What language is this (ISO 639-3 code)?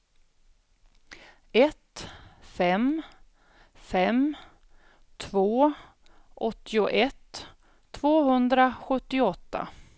swe